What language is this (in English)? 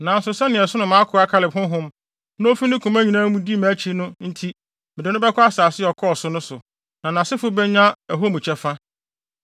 Akan